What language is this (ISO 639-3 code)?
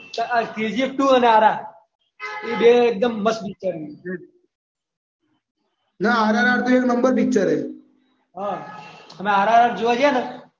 guj